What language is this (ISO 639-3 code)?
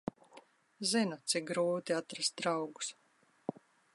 lav